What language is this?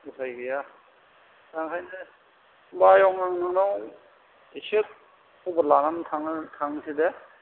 Bodo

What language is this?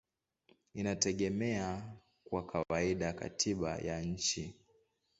Swahili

